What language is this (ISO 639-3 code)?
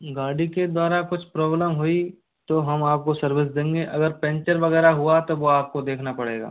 hin